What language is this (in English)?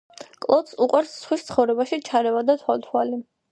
Georgian